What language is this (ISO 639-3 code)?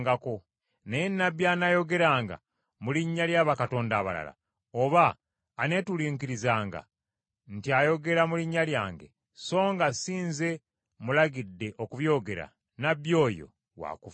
lug